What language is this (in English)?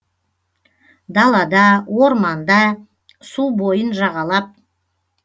Kazakh